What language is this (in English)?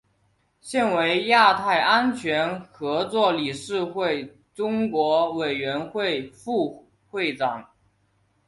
Chinese